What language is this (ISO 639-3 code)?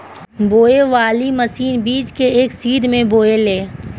bho